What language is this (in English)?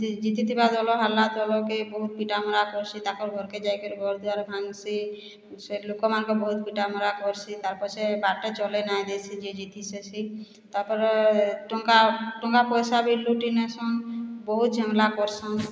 Odia